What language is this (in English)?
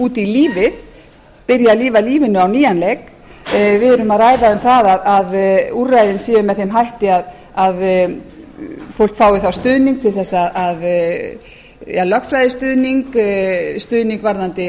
Icelandic